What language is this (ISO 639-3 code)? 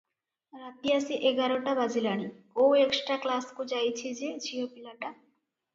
ori